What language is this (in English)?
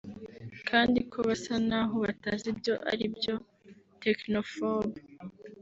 Kinyarwanda